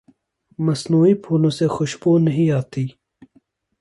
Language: Urdu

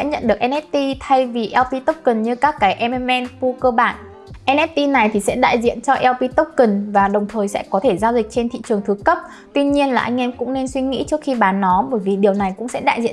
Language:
Vietnamese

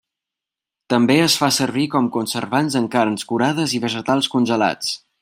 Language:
Catalan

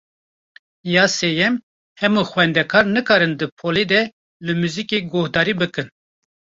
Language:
Kurdish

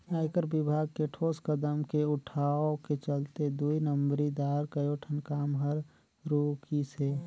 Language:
Chhattisgarhi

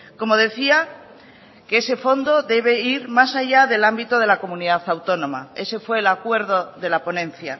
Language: Spanish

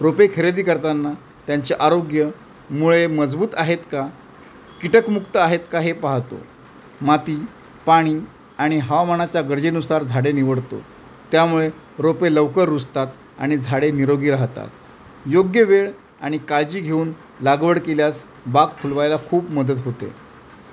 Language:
Marathi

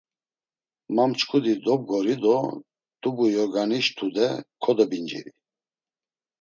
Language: Laz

